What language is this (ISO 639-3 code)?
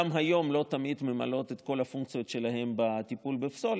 heb